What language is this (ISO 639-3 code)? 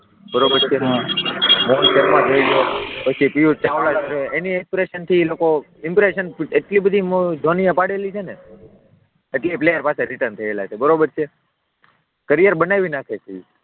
guj